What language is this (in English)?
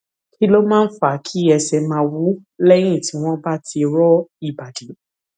Yoruba